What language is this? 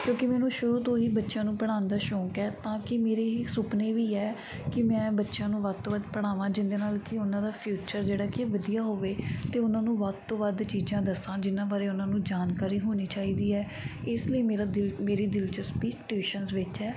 Punjabi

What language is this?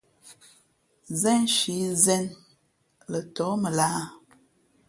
Fe'fe'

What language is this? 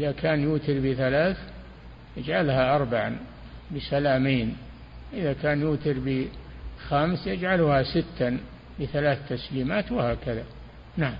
Arabic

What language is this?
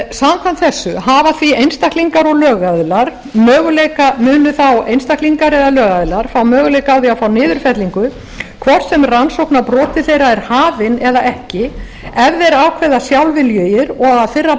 Icelandic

